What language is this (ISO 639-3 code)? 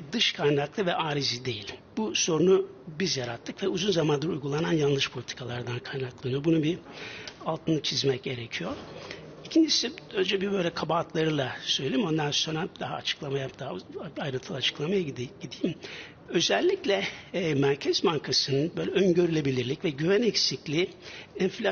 tur